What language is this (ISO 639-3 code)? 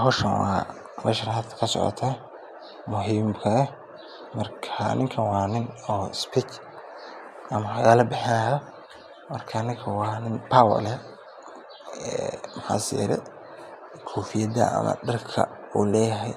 som